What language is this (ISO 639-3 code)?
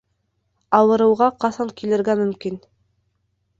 bak